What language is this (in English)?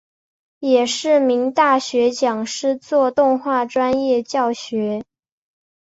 Chinese